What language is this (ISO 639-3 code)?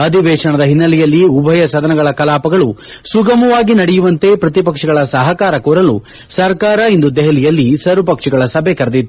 kan